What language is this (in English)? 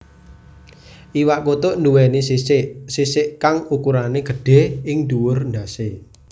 Javanese